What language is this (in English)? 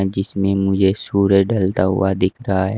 Hindi